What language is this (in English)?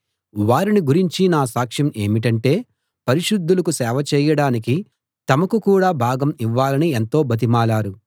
Telugu